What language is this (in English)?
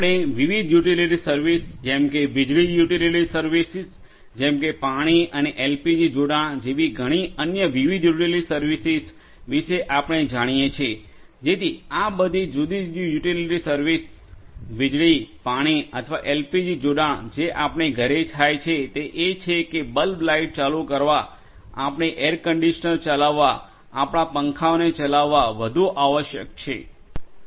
Gujarati